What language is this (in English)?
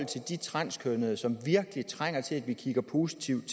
Danish